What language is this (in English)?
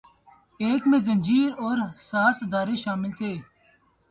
Urdu